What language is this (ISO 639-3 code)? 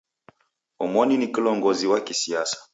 dav